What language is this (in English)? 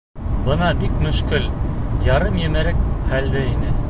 Bashkir